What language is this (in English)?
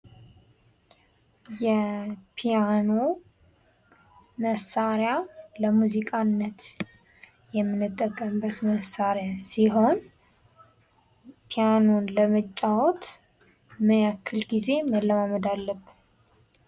Amharic